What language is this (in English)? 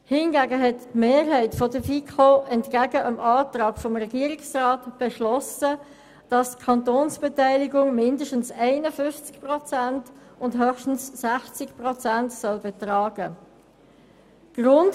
Swiss German